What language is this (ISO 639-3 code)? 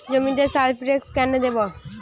ben